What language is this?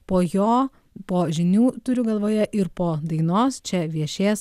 Lithuanian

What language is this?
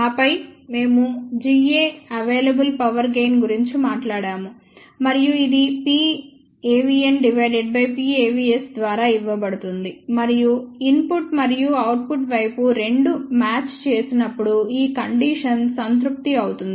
Telugu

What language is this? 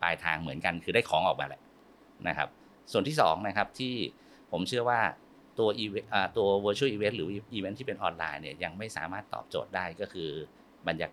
Thai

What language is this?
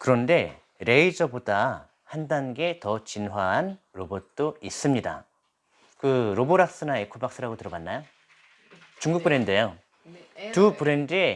Korean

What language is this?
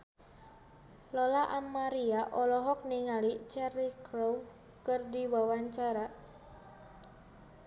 Sundanese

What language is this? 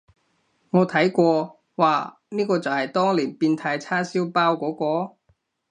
Cantonese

